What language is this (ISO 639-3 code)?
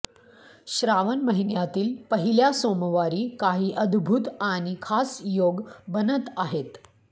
mar